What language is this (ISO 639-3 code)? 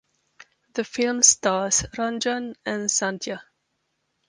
eng